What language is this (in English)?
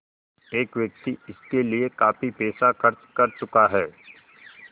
Hindi